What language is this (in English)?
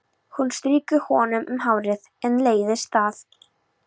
Icelandic